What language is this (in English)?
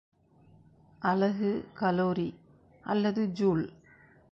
Tamil